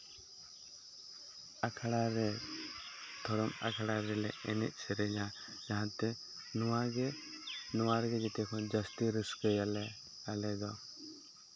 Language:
Santali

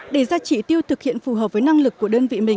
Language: Vietnamese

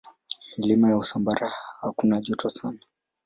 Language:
Swahili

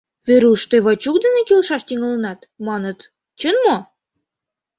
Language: Mari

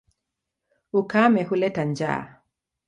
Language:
Swahili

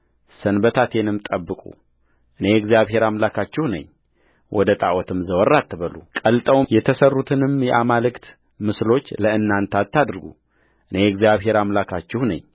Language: Amharic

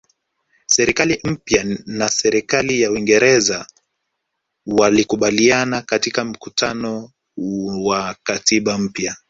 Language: Swahili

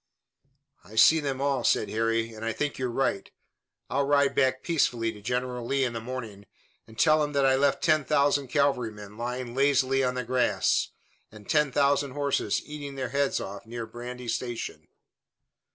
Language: English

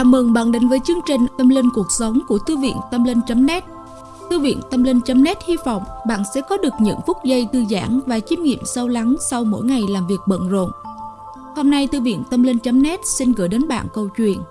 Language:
Vietnamese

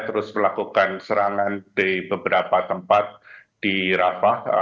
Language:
Indonesian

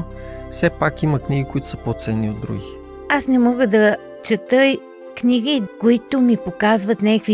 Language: Bulgarian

